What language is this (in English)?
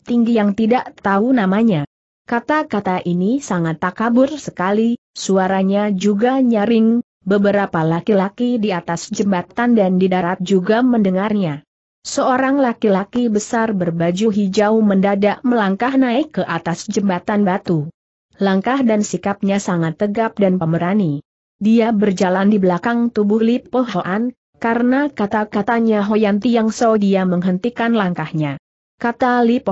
Indonesian